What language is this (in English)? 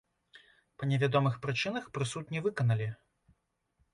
Belarusian